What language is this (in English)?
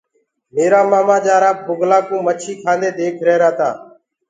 Gurgula